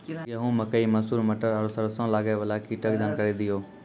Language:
Maithili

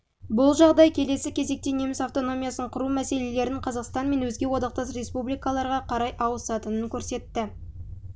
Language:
Kazakh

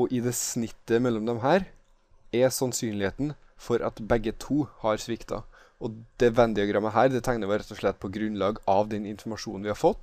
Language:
Norwegian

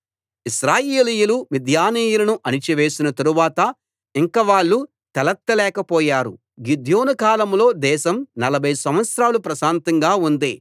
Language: Telugu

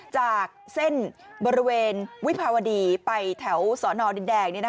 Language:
Thai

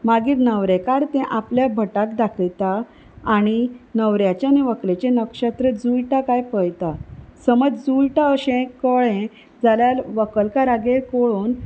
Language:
Konkani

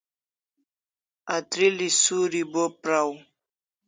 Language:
Kalasha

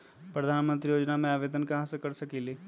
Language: Magahi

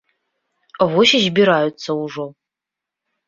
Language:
Belarusian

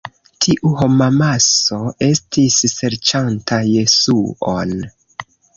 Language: Esperanto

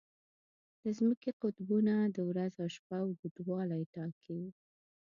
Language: Pashto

